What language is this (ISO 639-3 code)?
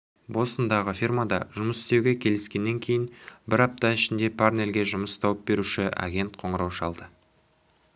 kaz